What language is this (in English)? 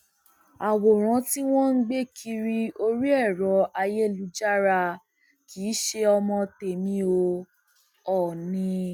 Yoruba